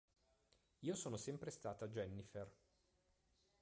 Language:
Italian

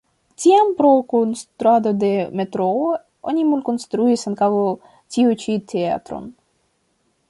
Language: Esperanto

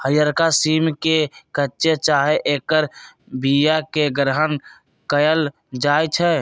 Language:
Magahi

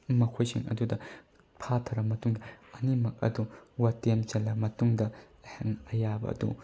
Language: Manipuri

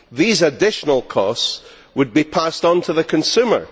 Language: English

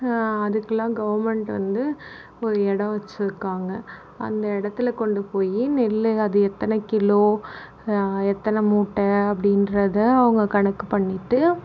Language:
Tamil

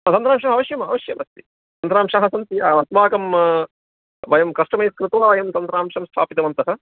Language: Sanskrit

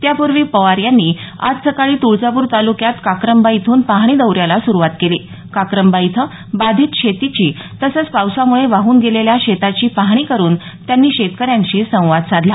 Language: Marathi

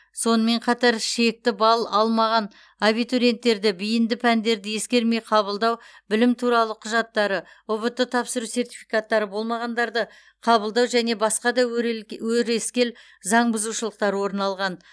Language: Kazakh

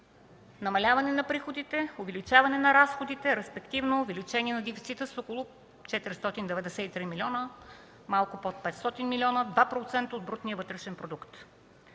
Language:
Bulgarian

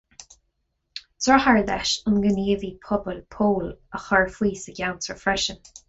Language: Irish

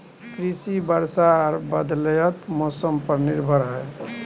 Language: Maithili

